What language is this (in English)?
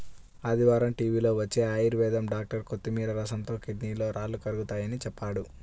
Telugu